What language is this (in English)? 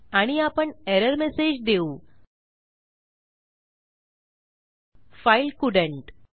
Marathi